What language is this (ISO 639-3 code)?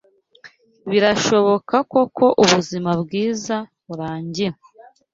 kin